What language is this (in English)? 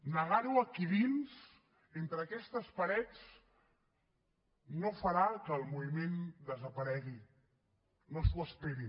Catalan